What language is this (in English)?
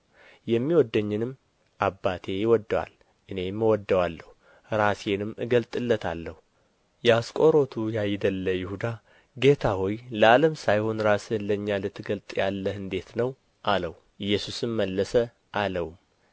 Amharic